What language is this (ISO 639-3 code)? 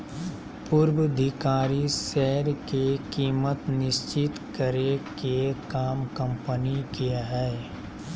mag